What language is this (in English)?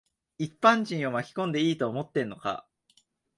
Japanese